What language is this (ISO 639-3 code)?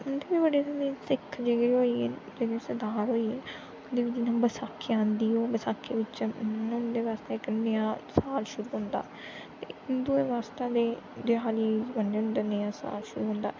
doi